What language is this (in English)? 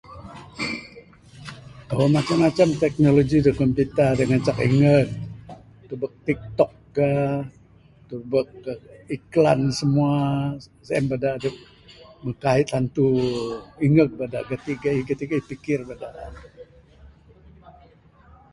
Bukar-Sadung Bidayuh